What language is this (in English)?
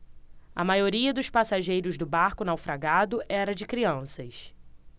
Portuguese